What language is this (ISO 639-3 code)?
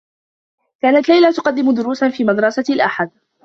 ara